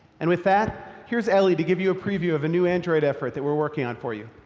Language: English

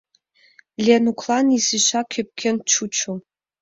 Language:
Mari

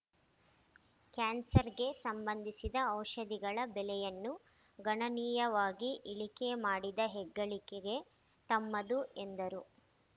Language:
Kannada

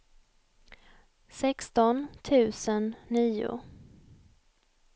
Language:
Swedish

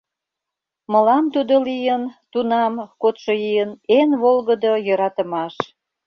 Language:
Mari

